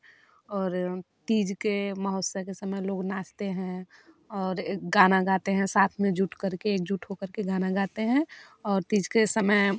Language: Hindi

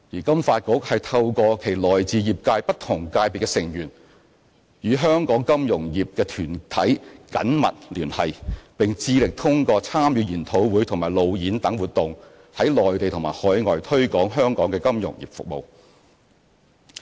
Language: Cantonese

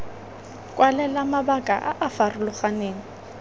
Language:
Tswana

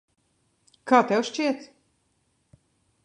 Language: Latvian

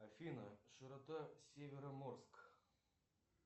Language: Russian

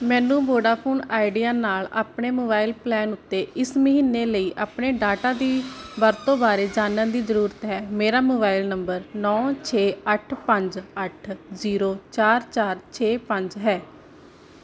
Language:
Punjabi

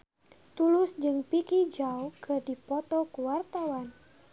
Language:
Sundanese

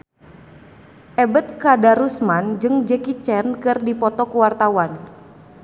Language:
Sundanese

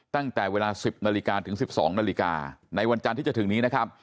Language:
Thai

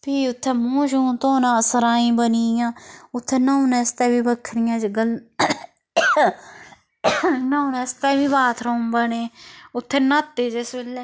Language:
Dogri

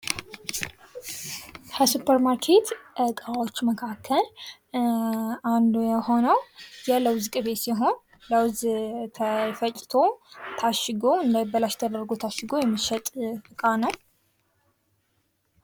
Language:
Amharic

